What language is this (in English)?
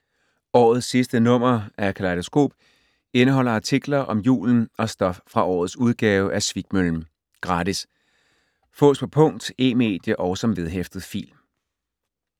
Danish